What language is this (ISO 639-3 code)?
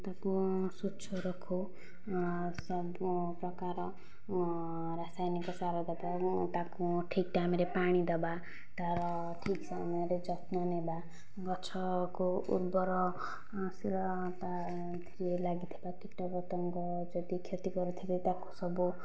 ori